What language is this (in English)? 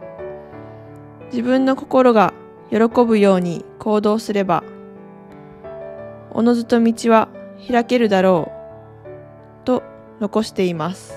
Japanese